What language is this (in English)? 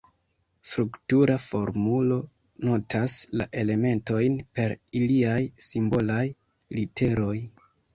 Esperanto